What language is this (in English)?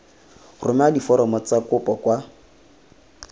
Tswana